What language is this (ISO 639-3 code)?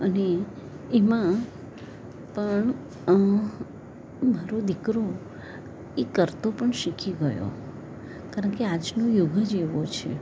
guj